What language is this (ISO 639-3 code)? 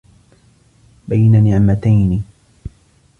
ara